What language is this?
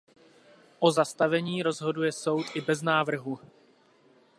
Czech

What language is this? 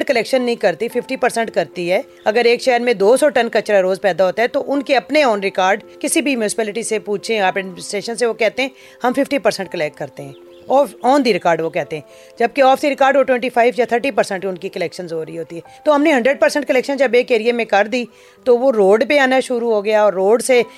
Urdu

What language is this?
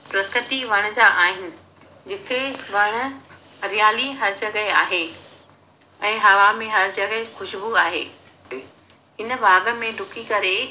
Sindhi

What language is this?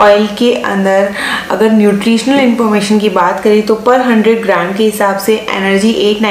Hindi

